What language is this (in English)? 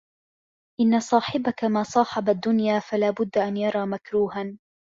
Arabic